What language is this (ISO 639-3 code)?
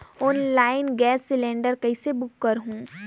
hne